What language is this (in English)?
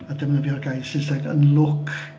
Welsh